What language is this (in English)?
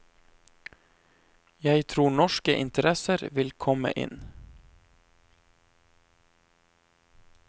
Norwegian